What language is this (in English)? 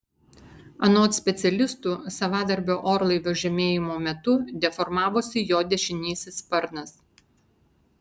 Lithuanian